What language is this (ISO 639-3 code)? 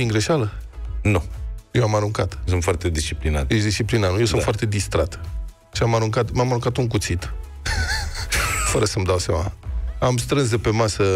ron